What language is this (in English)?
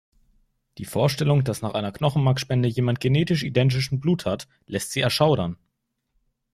German